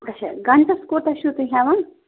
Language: Kashmiri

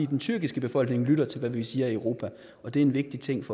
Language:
Danish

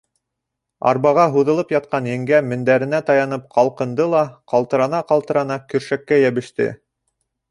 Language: Bashkir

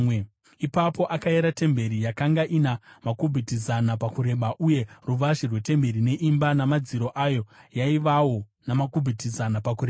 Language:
Shona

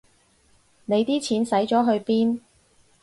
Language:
Cantonese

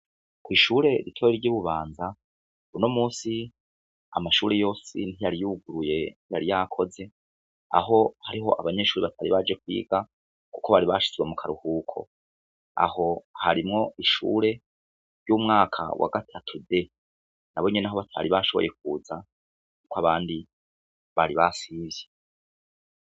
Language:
Rundi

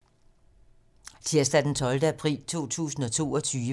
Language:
Danish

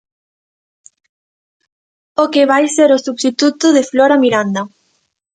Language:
Galician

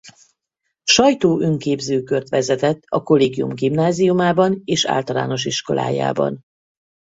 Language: Hungarian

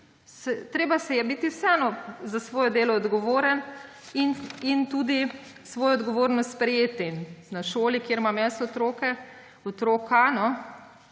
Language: Slovenian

